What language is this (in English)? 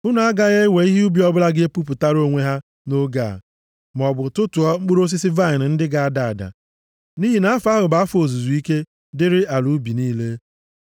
Igbo